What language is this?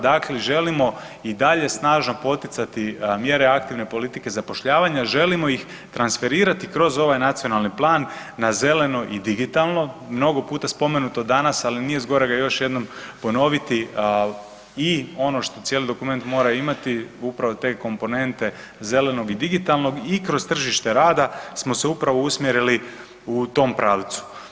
Croatian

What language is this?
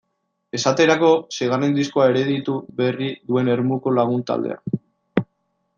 Basque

